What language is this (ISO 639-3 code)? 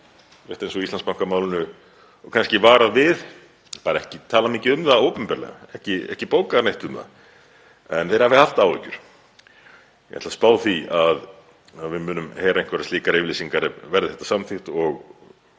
isl